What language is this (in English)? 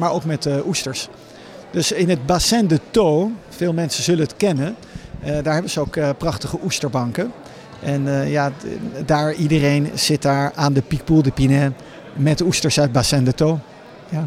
Dutch